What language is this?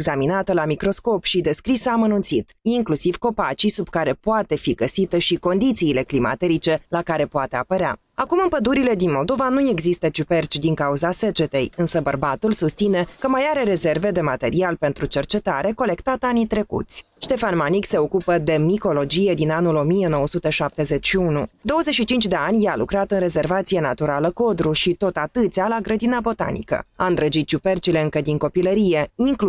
Romanian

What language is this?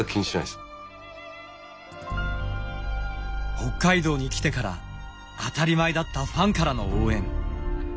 Japanese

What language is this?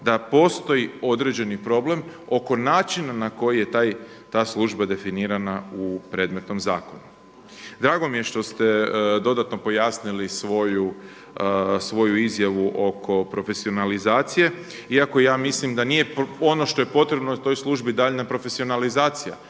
Croatian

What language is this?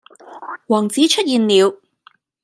Cantonese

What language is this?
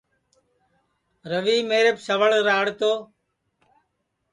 Sansi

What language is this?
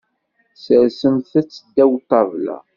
Kabyle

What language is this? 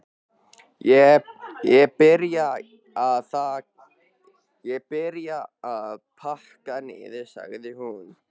Icelandic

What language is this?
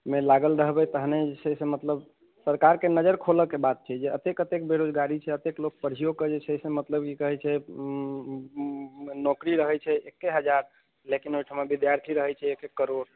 Maithili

